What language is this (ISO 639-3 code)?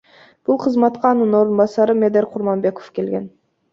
kir